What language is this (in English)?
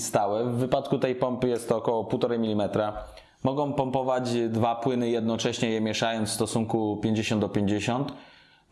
Polish